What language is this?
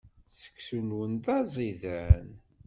Kabyle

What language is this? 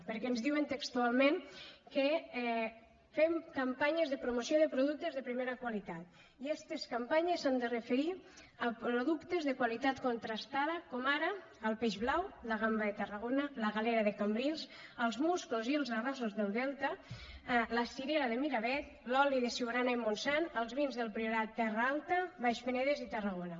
Catalan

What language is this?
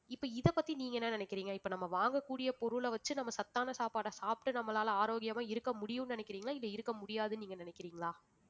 Tamil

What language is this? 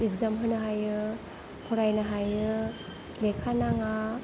Bodo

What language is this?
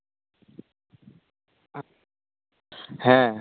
Santali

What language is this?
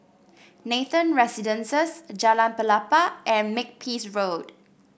English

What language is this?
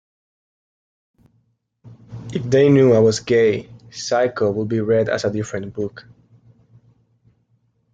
English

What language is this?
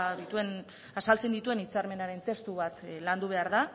Basque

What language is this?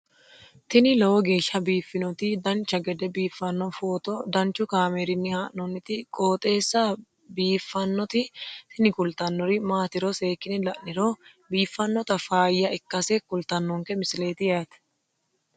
Sidamo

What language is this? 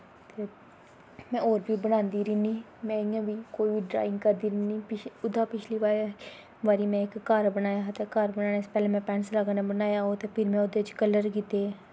Dogri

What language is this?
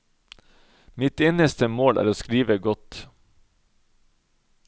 Norwegian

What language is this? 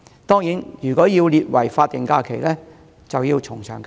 Cantonese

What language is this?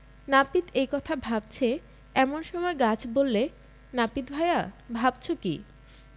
Bangla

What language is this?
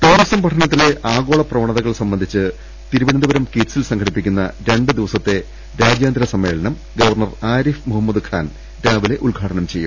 Malayalam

